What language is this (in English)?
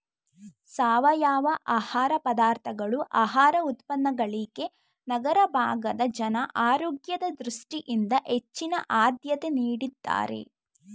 Kannada